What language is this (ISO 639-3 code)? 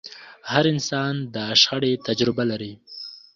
pus